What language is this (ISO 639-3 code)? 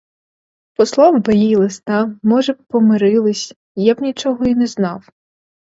ukr